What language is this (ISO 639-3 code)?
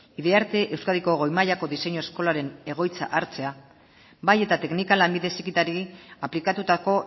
eus